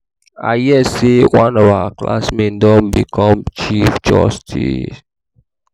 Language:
Nigerian Pidgin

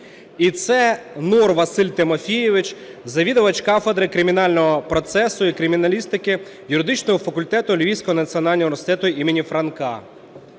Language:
Ukrainian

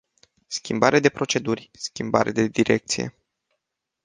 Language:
Romanian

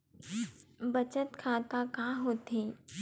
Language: Chhattisgarhi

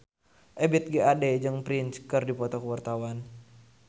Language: Sundanese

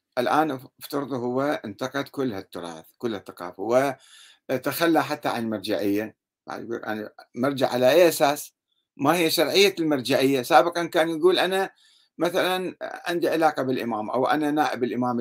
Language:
Arabic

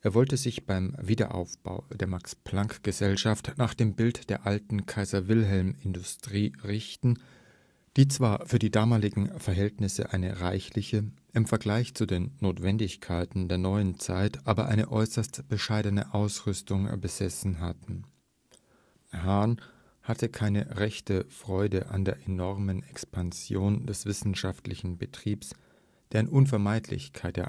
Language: German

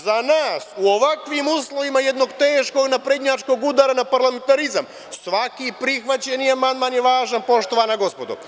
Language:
Serbian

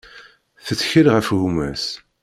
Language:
Kabyle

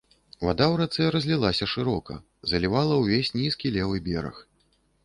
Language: Belarusian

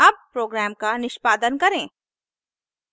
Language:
Hindi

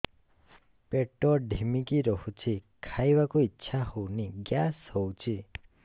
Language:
Odia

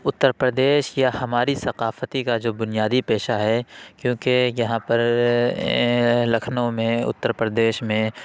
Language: Urdu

